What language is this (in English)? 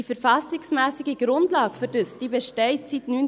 Swiss German